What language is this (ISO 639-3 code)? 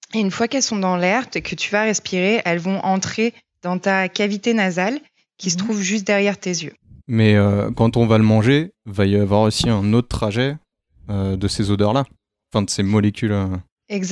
fra